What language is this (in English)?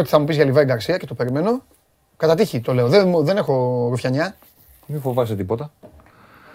Greek